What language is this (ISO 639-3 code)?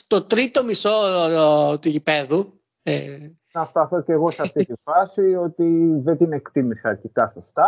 ell